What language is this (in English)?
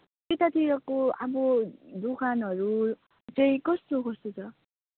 Nepali